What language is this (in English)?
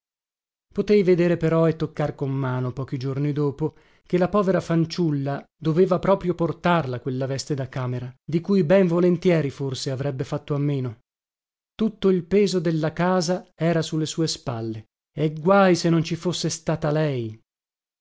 Italian